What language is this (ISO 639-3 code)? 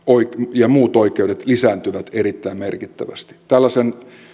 fin